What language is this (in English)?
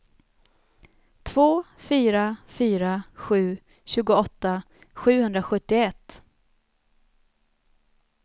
Swedish